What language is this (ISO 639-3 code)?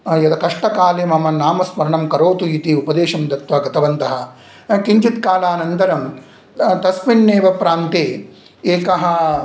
san